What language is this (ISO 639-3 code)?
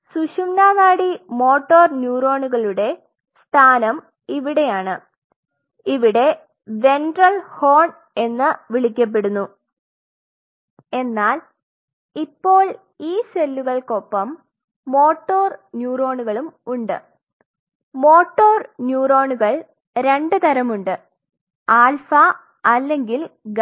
mal